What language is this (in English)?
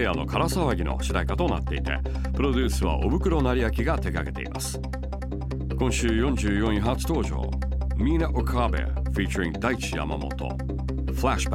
Japanese